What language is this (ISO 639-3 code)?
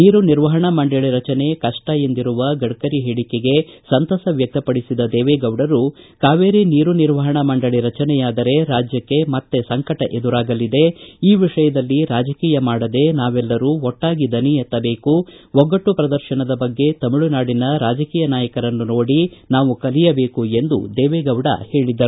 kan